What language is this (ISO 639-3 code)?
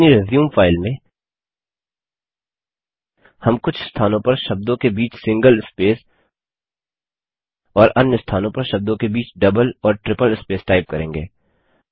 hin